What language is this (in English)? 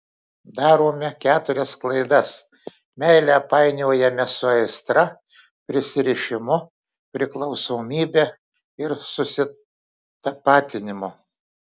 Lithuanian